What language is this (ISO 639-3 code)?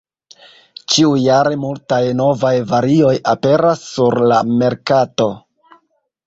epo